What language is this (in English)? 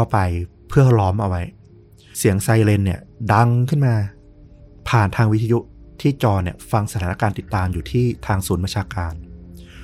Thai